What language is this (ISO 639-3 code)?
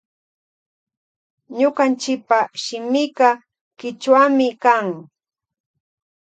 qvj